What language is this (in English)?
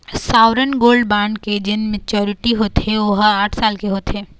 Chhattisgarhi